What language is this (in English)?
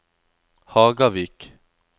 Norwegian